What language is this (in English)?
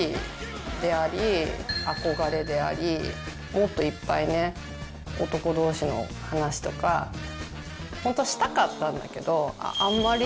Japanese